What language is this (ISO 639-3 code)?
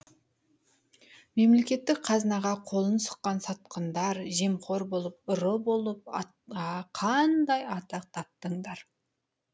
kaz